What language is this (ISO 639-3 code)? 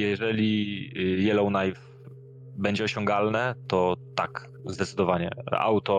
pol